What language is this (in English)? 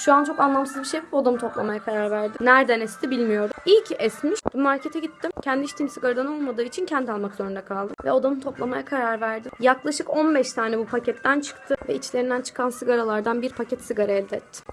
Turkish